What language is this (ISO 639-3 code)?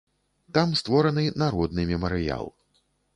bel